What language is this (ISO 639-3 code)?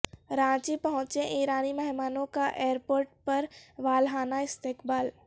urd